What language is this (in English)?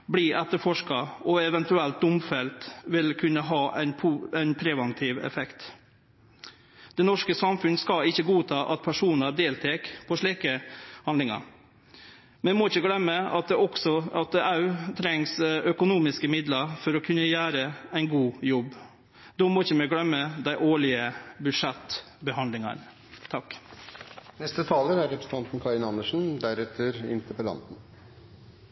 Norwegian Nynorsk